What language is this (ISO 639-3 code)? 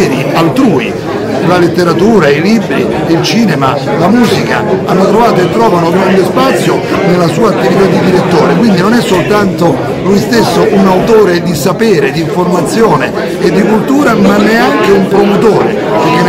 ita